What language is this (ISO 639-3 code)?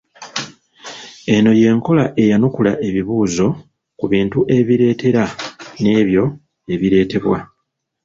lug